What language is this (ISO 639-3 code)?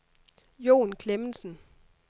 dan